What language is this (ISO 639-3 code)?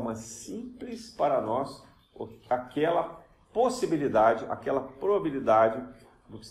por